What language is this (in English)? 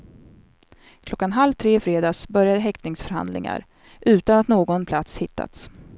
Swedish